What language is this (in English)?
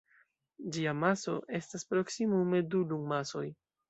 Esperanto